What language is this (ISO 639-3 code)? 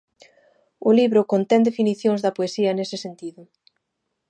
glg